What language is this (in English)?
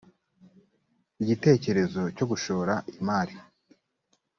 Kinyarwanda